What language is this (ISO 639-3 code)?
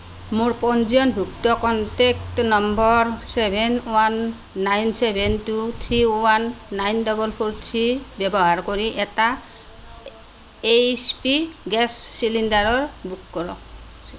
asm